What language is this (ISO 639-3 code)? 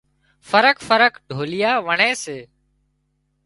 kxp